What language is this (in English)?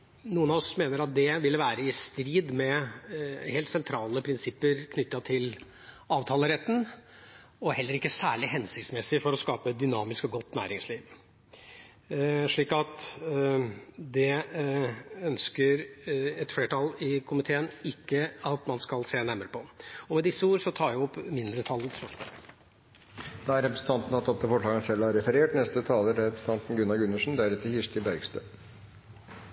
Norwegian